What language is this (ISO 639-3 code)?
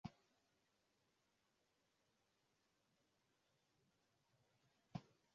swa